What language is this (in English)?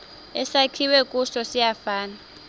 Xhosa